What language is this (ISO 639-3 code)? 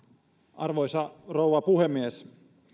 fin